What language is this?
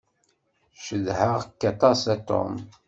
Kabyle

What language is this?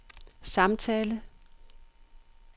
Danish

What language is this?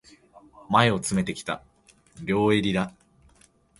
Japanese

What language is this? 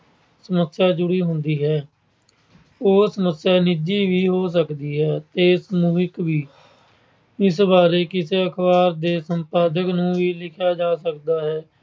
Punjabi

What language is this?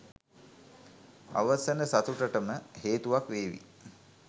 Sinhala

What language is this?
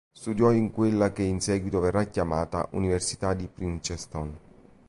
Italian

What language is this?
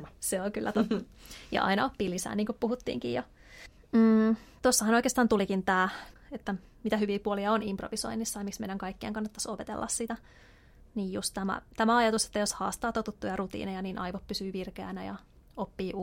Finnish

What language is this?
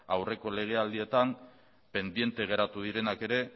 Basque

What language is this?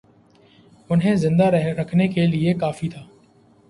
Urdu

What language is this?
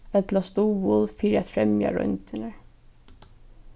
Faroese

